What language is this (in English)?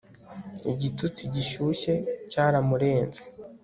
Kinyarwanda